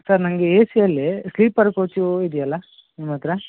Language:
Kannada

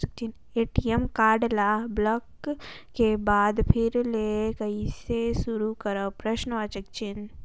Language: Chhattisgarhi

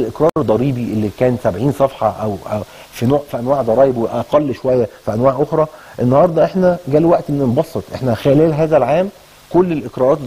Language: Arabic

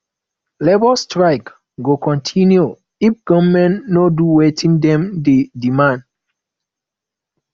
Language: Nigerian Pidgin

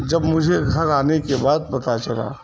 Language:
Urdu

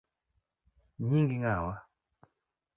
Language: Luo (Kenya and Tanzania)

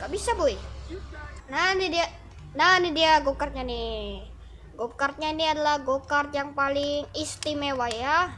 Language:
Indonesian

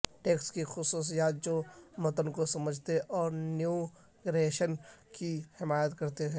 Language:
Urdu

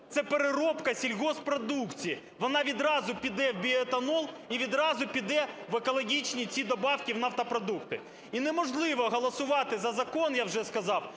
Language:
Ukrainian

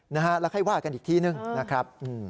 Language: Thai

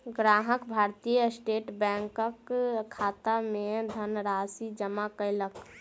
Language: Maithili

